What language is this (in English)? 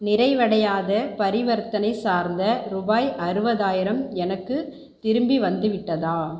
Tamil